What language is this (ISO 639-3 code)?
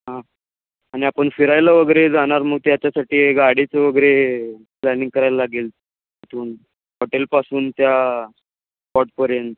mar